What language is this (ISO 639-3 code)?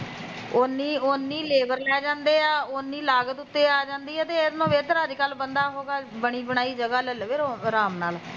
pan